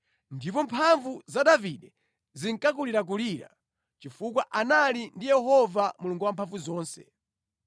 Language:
Nyanja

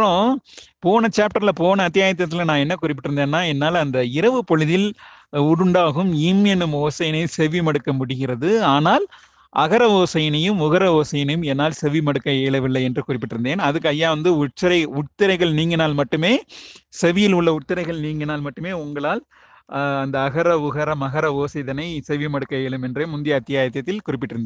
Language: Tamil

